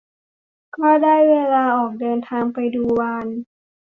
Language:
Thai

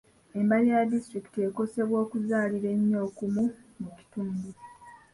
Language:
Ganda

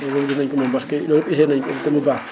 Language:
Wolof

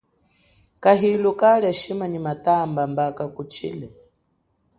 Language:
Chokwe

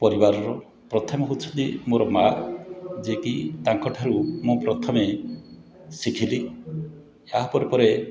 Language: Odia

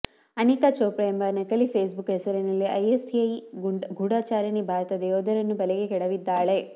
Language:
Kannada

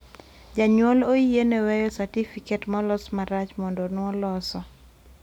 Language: Luo (Kenya and Tanzania)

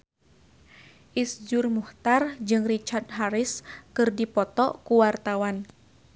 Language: Sundanese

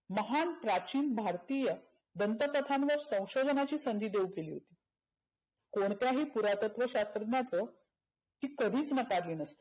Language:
Marathi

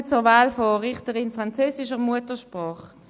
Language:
Swiss German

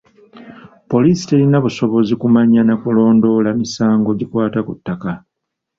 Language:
Ganda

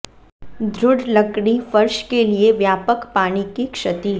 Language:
Hindi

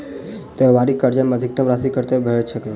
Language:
Maithili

